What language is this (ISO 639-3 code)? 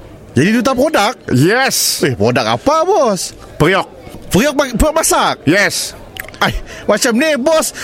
msa